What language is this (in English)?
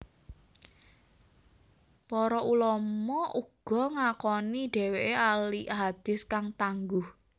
Javanese